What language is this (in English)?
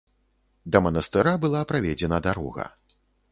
Belarusian